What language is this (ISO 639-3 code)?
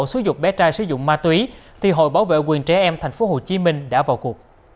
vie